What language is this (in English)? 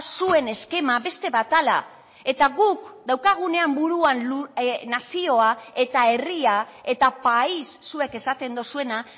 Basque